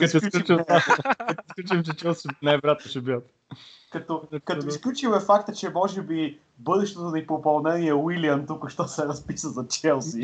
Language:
Bulgarian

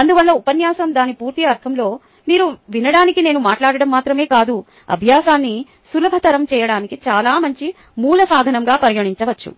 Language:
Telugu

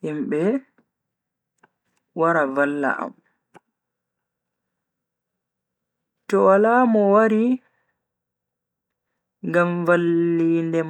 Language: Bagirmi Fulfulde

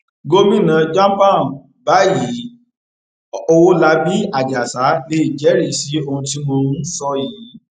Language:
Yoruba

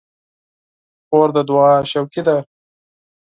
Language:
Pashto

